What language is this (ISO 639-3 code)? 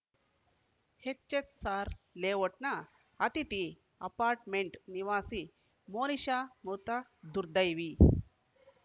kan